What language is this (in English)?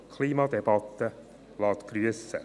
Swiss German